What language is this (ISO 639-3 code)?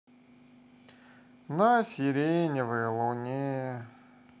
rus